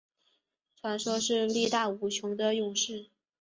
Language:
Chinese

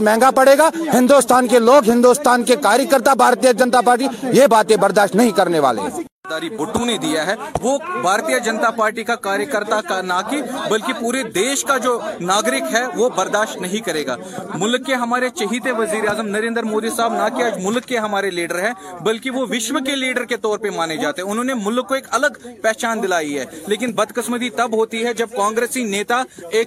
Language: Urdu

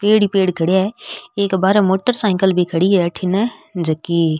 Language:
Rajasthani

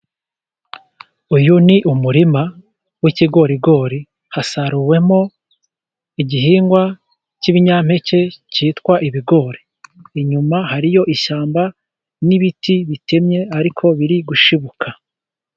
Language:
Kinyarwanda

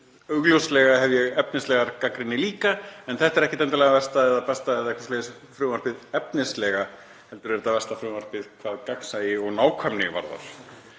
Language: Icelandic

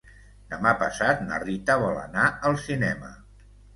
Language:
Catalan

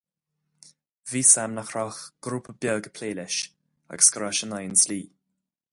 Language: Irish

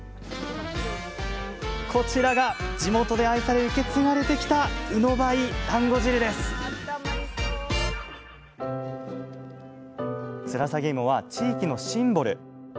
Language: Japanese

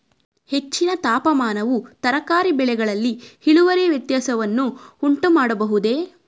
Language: Kannada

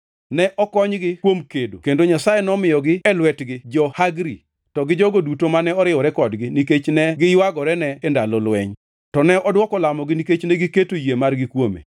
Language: Luo (Kenya and Tanzania)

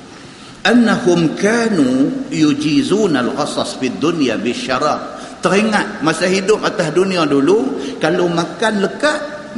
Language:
Malay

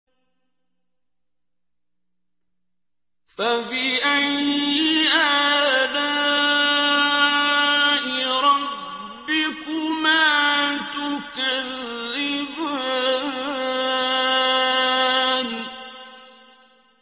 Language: Arabic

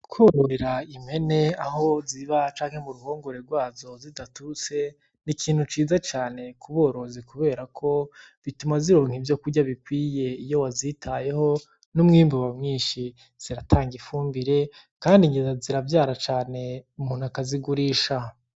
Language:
Rundi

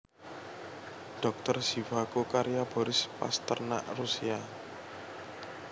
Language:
Javanese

